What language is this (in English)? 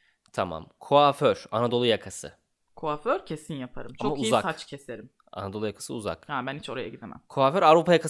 Turkish